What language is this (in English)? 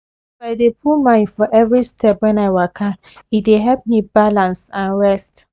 Nigerian Pidgin